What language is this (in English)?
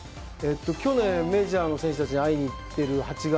Japanese